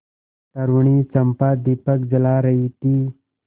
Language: Hindi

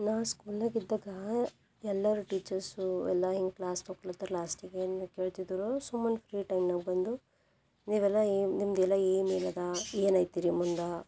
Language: Kannada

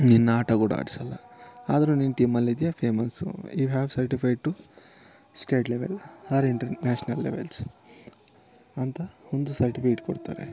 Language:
Kannada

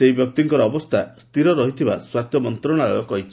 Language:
Odia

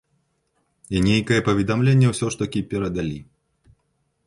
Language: Belarusian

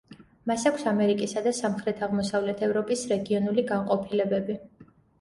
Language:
Georgian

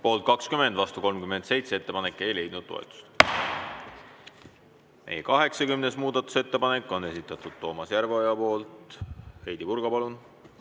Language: Estonian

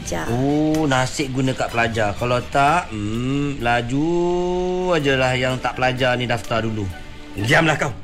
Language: Malay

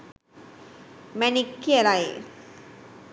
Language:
Sinhala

